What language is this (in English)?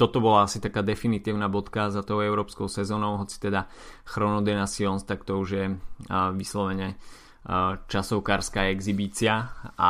Slovak